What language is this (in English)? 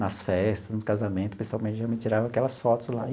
Portuguese